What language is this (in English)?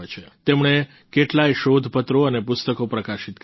Gujarati